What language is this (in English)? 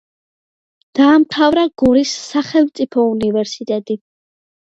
Georgian